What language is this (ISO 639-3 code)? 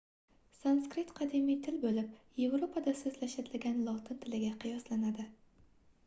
uzb